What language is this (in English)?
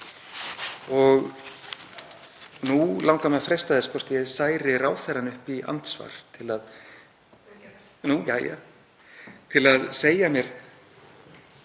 Icelandic